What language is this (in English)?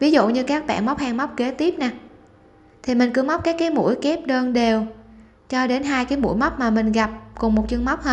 Vietnamese